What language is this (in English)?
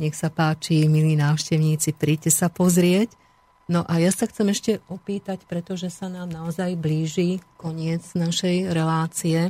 Slovak